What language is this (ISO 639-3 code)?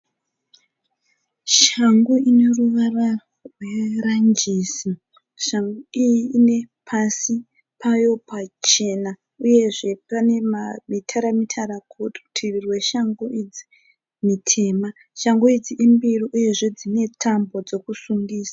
sna